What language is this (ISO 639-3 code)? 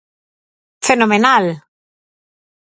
glg